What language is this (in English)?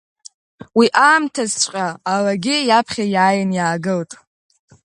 Abkhazian